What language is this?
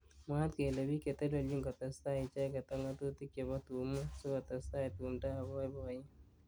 Kalenjin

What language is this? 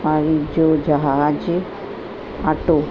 Sindhi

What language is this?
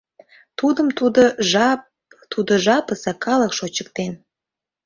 Mari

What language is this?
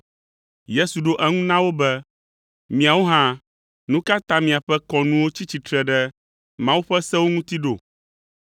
Ewe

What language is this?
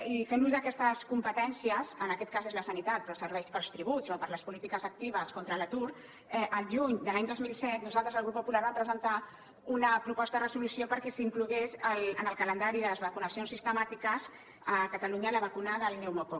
Catalan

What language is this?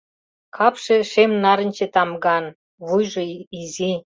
Mari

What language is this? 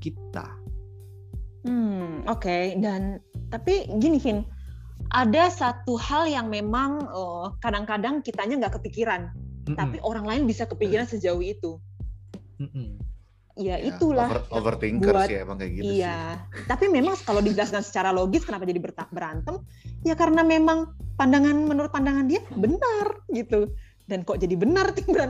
Indonesian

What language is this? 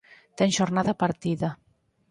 Galician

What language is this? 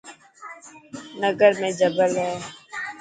Dhatki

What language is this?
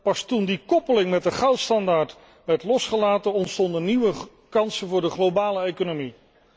Dutch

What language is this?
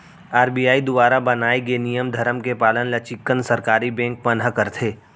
Chhattisgarhi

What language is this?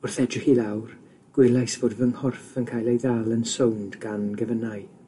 Welsh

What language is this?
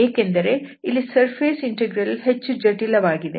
Kannada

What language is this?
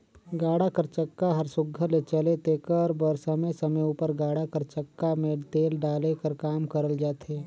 Chhattisgarhi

